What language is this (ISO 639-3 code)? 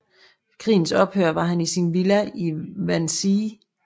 dan